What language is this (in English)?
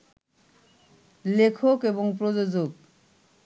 Bangla